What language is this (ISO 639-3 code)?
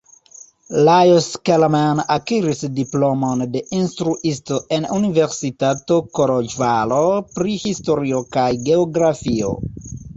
epo